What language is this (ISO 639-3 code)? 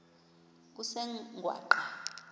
xho